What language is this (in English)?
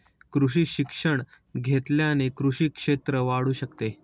Marathi